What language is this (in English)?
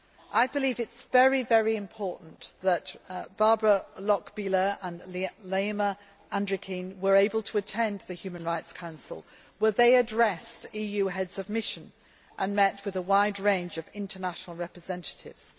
English